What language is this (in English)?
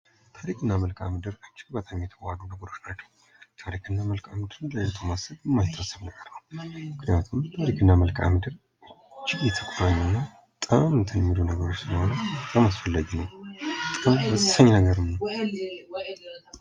Amharic